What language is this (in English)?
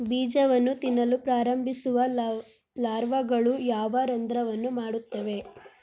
Kannada